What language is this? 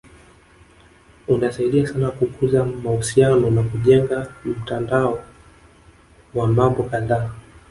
Swahili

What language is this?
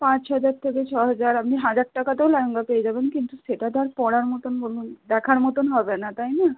Bangla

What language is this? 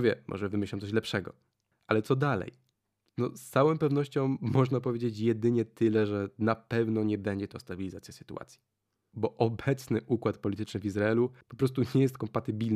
Polish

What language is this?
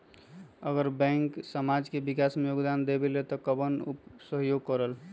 Magahi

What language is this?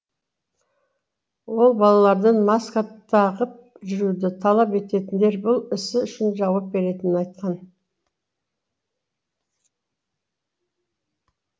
Kazakh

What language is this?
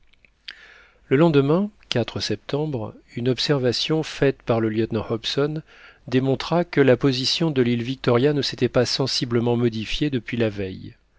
French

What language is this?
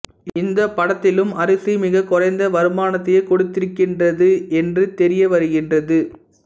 Tamil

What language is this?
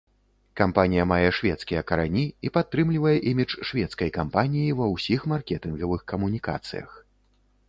Belarusian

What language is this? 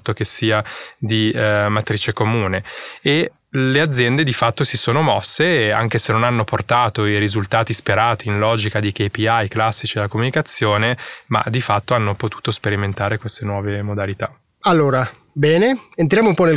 Italian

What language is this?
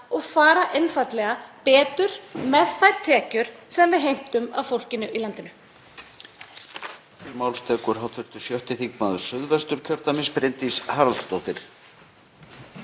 Icelandic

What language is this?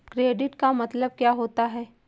Hindi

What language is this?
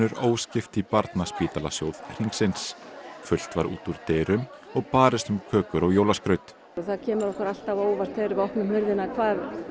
Icelandic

